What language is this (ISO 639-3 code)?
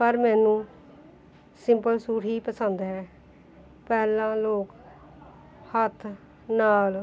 pan